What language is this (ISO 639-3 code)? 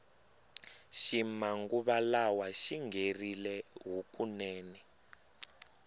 tso